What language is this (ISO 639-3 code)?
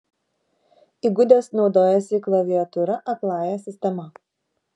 lit